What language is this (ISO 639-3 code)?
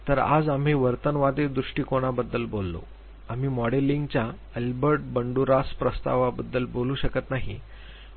mar